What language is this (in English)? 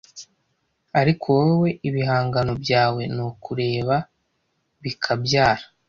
Kinyarwanda